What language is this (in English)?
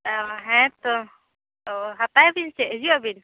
Santali